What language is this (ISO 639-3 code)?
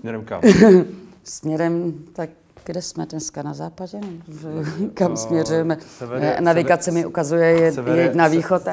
ces